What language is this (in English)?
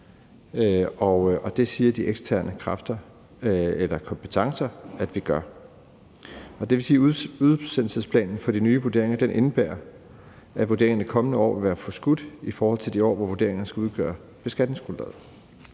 Danish